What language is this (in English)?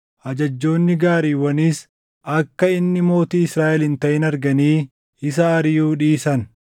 Oromo